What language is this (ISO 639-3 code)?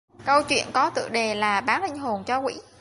vie